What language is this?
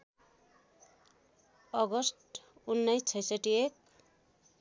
Nepali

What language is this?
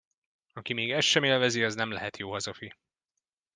Hungarian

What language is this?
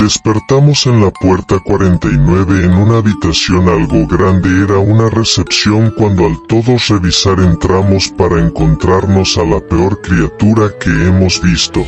Spanish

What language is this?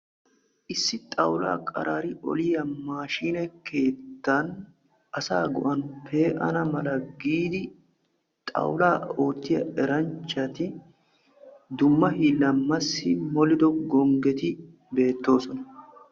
Wolaytta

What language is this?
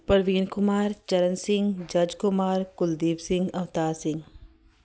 Punjabi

